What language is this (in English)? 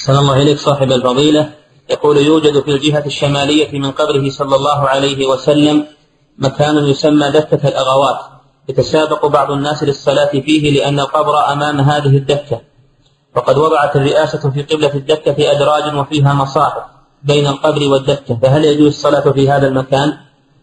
Arabic